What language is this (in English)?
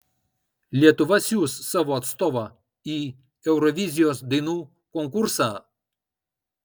Lithuanian